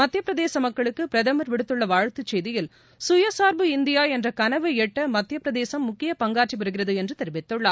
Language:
Tamil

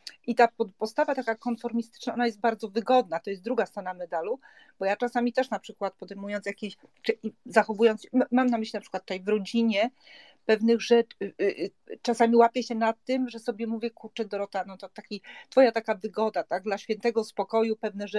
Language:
Polish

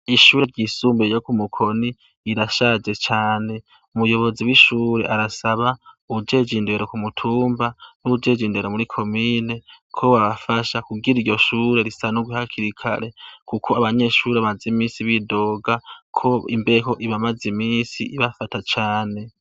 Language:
Rundi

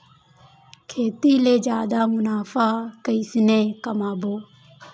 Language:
Chhattisgarhi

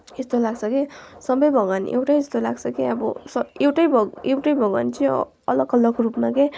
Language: Nepali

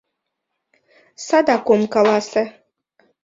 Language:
Mari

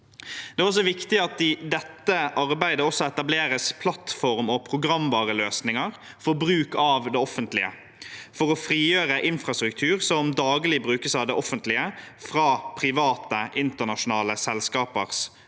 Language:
Norwegian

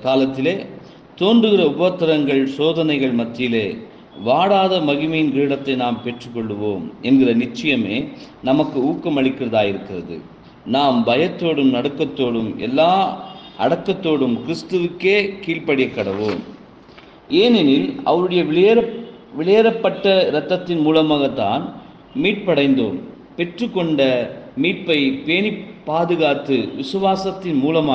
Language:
Tamil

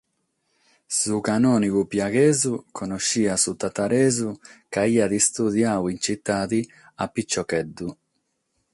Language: Sardinian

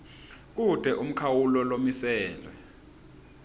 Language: Swati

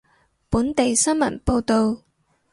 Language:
Cantonese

